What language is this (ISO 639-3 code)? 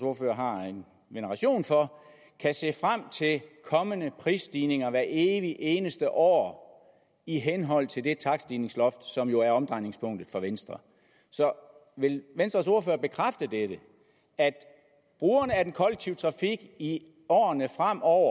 dan